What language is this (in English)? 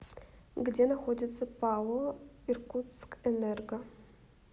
Russian